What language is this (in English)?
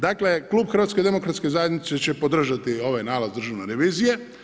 Croatian